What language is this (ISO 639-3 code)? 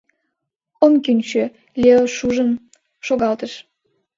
chm